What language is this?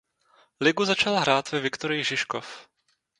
Czech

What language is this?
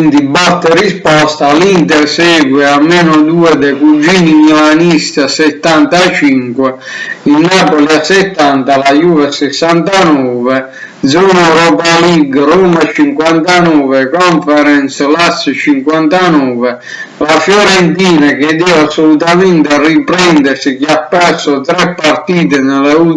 Italian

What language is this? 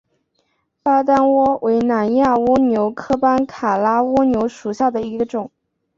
Chinese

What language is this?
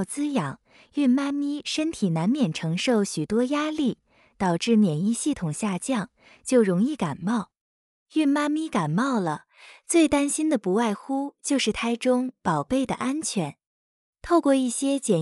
Chinese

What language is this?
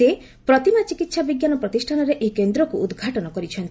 Odia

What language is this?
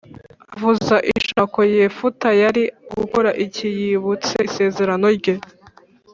Kinyarwanda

